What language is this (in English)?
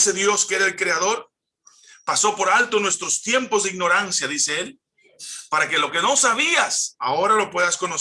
Spanish